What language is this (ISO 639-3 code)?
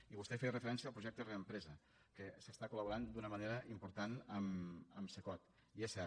cat